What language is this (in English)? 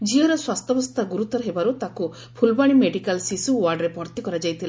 Odia